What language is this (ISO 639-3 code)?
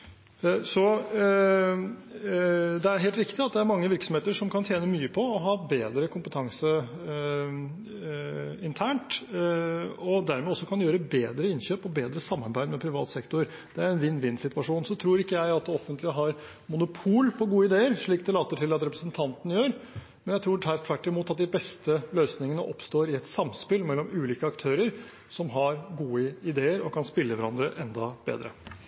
nob